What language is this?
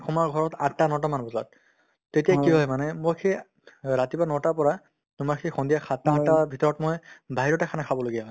Assamese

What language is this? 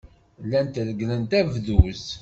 Kabyle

